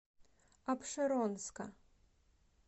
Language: Russian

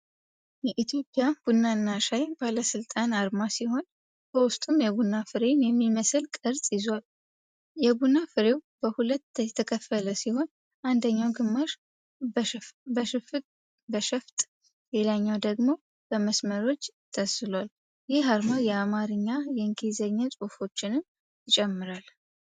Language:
Amharic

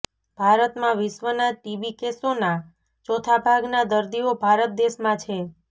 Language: Gujarati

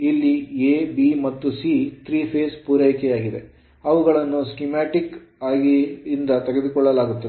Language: Kannada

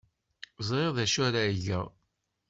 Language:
Kabyle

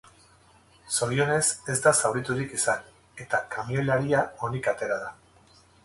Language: Basque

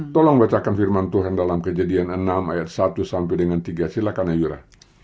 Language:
Indonesian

